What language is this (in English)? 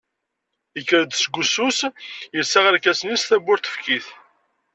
Kabyle